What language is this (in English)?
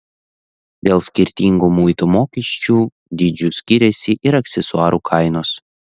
Lithuanian